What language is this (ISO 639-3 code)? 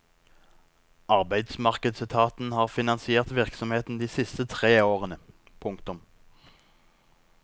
nor